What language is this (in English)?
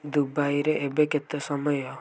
Odia